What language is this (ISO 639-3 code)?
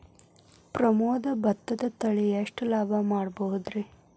kan